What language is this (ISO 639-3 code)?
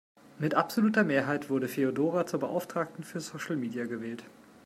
deu